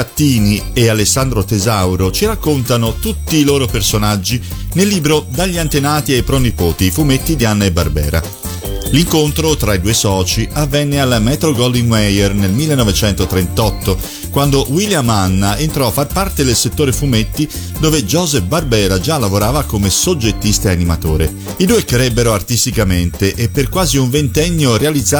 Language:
Italian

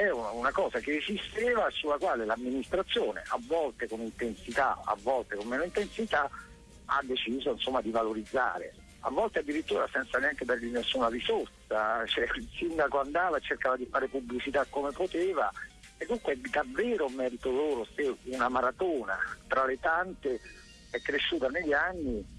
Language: Italian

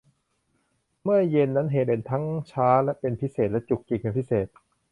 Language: Thai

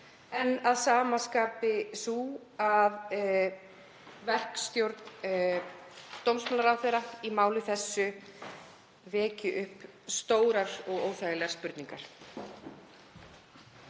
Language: Icelandic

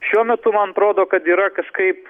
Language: Lithuanian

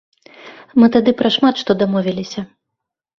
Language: Belarusian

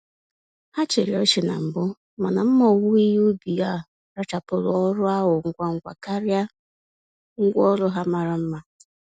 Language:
Igbo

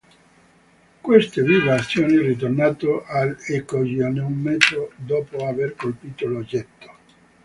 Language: Italian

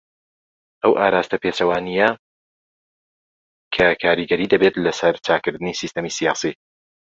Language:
Central Kurdish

